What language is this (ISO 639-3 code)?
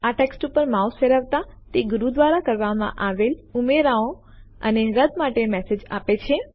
guj